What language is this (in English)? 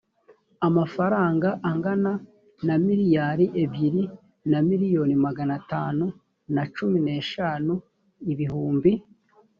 Kinyarwanda